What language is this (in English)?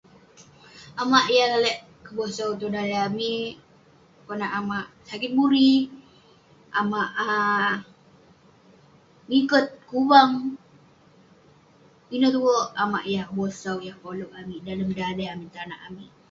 Western Penan